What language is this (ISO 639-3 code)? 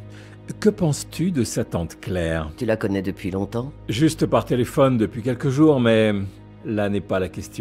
fra